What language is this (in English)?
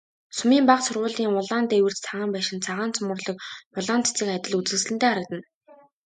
Mongolian